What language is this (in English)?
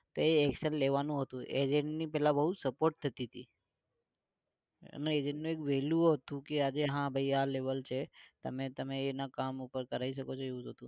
Gujarati